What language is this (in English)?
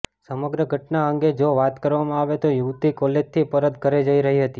Gujarati